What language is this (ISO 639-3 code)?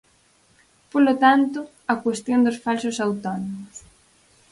glg